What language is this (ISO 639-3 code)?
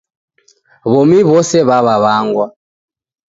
dav